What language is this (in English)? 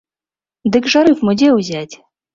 Belarusian